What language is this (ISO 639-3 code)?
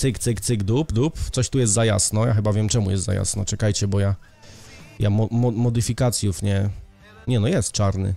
pol